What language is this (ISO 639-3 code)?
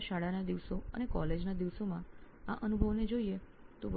guj